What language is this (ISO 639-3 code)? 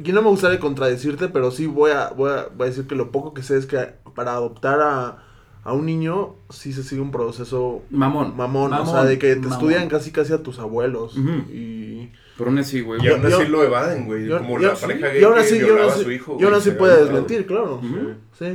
spa